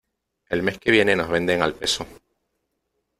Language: Spanish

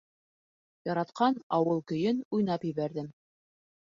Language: Bashkir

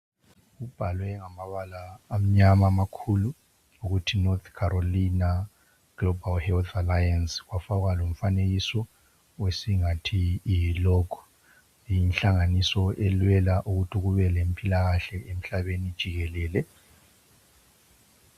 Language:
North Ndebele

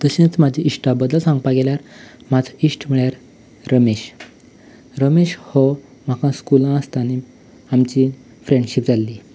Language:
Konkani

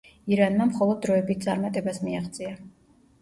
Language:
Georgian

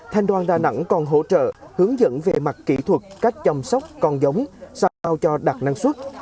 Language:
Vietnamese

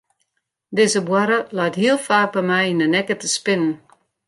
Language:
Western Frisian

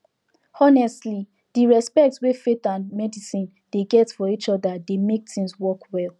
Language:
Nigerian Pidgin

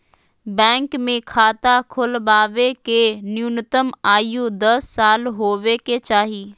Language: Magahi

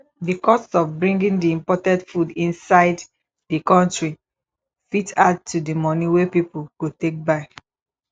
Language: Nigerian Pidgin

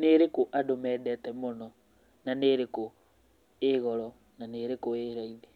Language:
Kikuyu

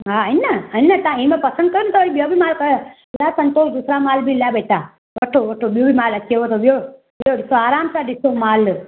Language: Sindhi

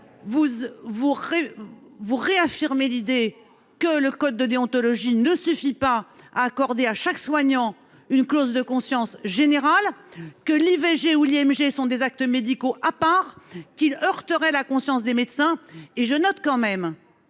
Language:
French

